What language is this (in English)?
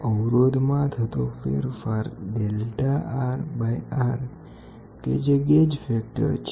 Gujarati